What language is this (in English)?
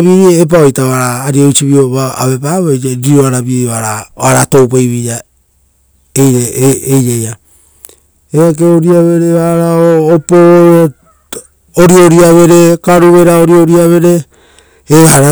Rotokas